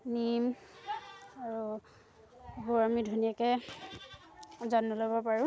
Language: Assamese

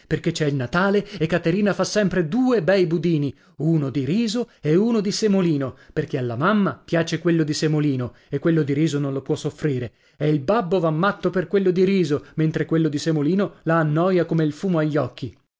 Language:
Italian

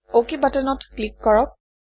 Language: Assamese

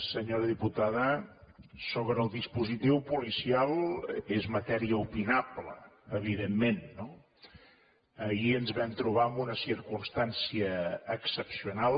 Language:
Catalan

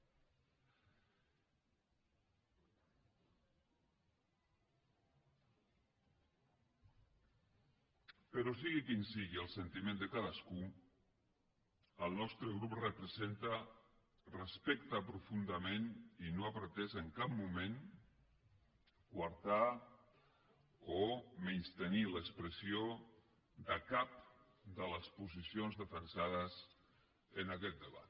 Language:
Catalan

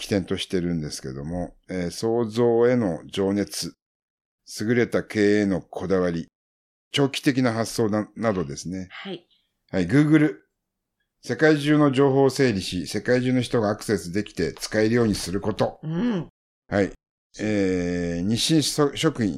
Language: Japanese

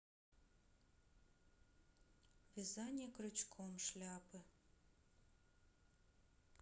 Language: Russian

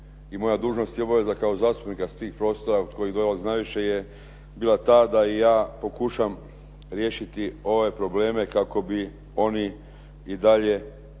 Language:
Croatian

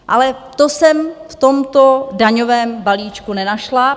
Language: Czech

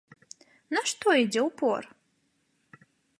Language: Belarusian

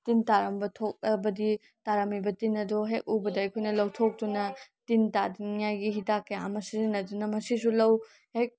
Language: Manipuri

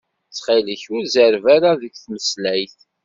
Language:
Kabyle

